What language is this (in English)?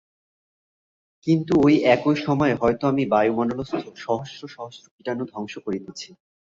Bangla